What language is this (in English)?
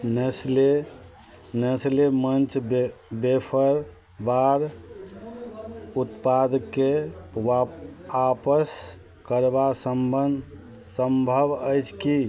Maithili